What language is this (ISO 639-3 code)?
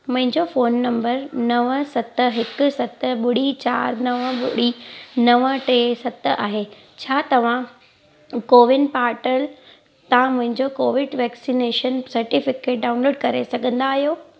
snd